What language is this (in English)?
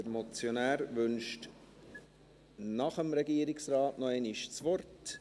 Swiss German